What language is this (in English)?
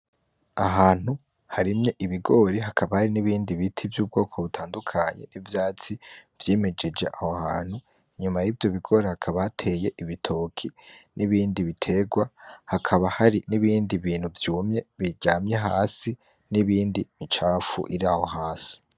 Rundi